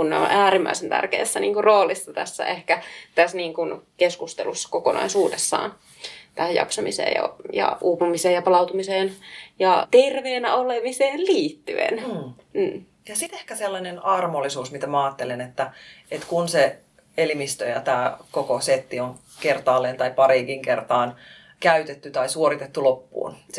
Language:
Finnish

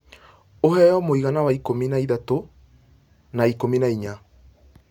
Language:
Kikuyu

